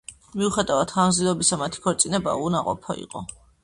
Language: Georgian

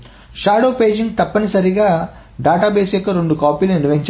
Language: Telugu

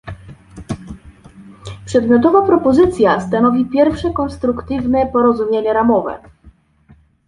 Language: Polish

